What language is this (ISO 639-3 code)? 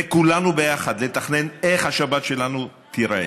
heb